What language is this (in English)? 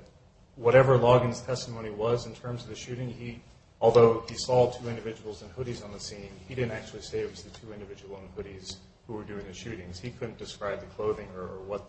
English